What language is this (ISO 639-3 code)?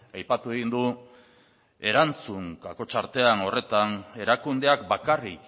eus